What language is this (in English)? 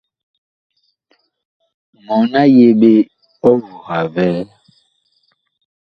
Bakoko